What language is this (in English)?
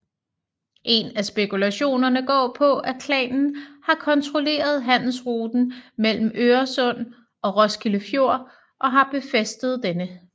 Danish